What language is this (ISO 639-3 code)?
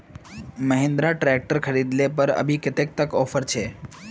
mag